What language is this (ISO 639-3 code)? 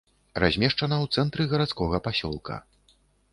bel